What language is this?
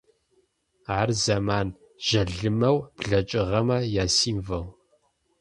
Adyghe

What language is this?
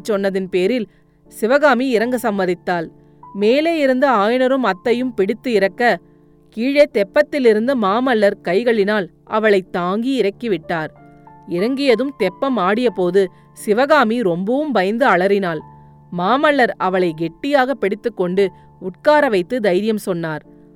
Tamil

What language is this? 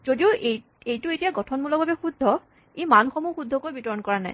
Assamese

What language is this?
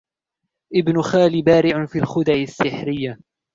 Arabic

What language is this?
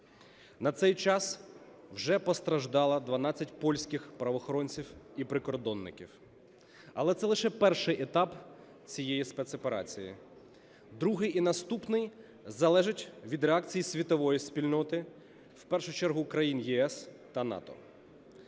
Ukrainian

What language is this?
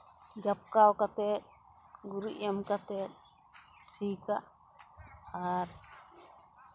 Santali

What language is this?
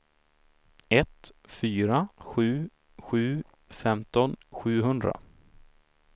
Swedish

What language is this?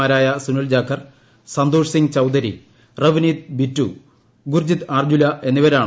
Malayalam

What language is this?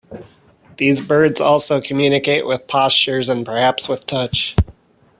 English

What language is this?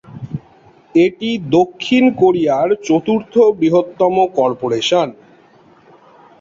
Bangla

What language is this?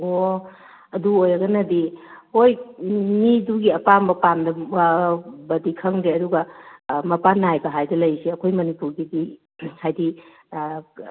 Manipuri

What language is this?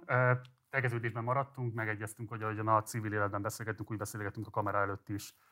Hungarian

